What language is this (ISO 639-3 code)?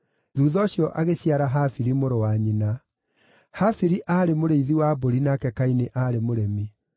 kik